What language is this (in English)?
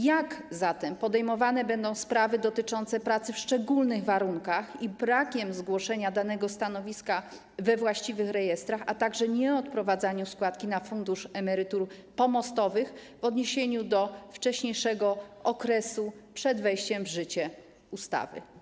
Polish